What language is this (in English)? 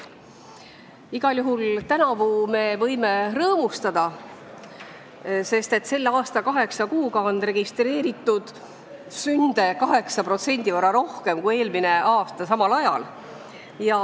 Estonian